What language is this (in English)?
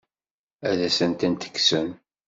Kabyle